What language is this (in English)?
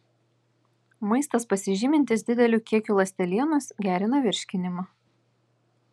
Lithuanian